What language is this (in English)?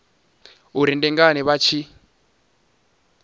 Venda